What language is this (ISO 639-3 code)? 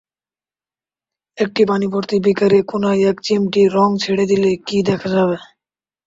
ben